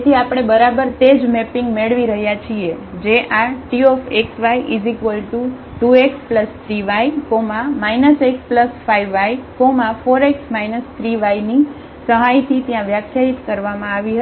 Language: Gujarati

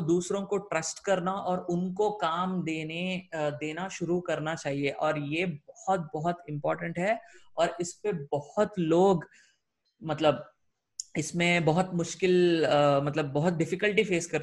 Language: Hindi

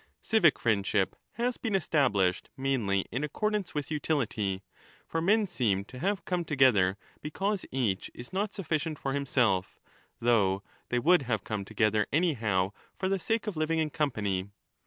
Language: English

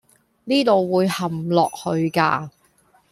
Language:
Cantonese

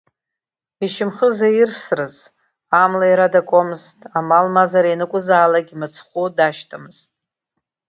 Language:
Abkhazian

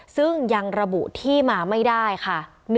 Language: Thai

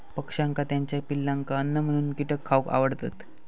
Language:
Marathi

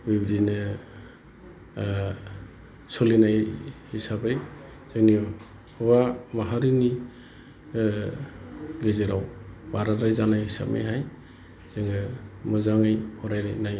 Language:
Bodo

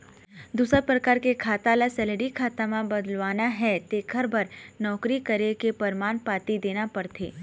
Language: Chhattisgarhi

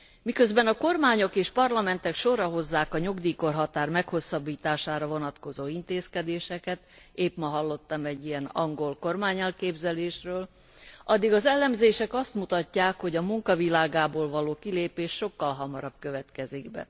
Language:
Hungarian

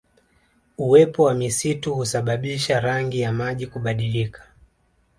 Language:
Swahili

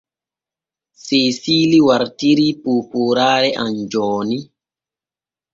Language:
Borgu Fulfulde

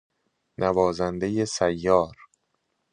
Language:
Persian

